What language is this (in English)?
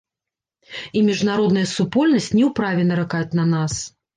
Belarusian